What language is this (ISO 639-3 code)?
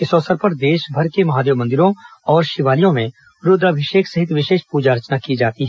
hin